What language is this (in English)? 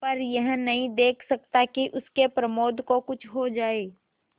Hindi